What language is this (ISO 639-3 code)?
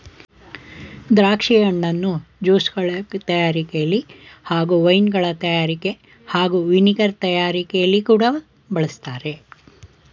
kan